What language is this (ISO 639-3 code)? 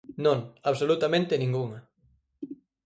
glg